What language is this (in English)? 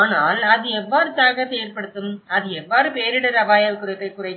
Tamil